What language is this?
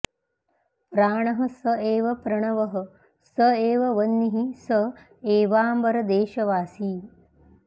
Sanskrit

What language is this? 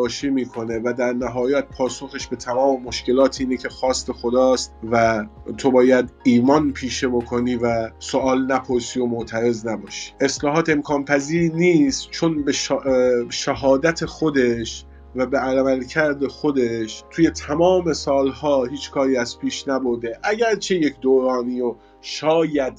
Persian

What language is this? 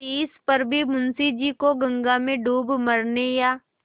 Hindi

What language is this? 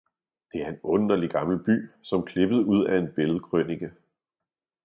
Danish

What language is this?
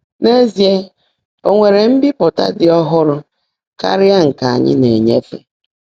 Igbo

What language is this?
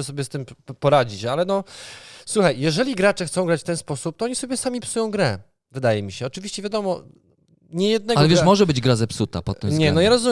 Polish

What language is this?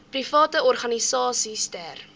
Afrikaans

